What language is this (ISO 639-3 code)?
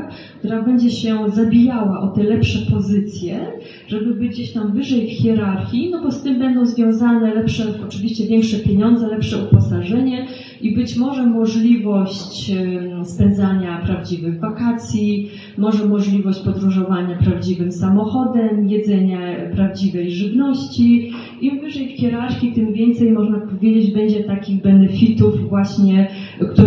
pol